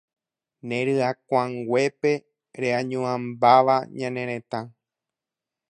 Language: Guarani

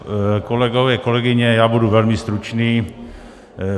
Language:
Czech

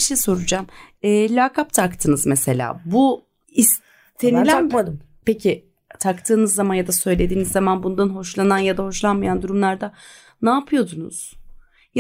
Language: Turkish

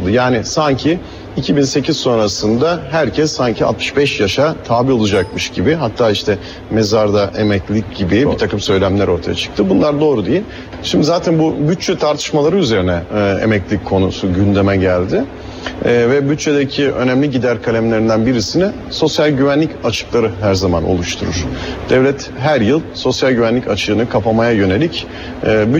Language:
Turkish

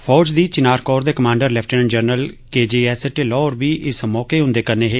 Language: Dogri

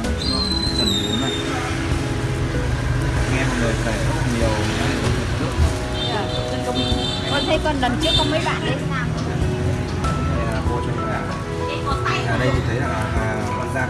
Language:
Vietnamese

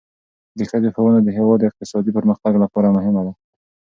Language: Pashto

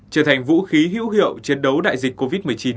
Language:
Vietnamese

